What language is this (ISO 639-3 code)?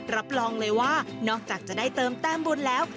tha